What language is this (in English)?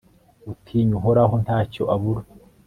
Kinyarwanda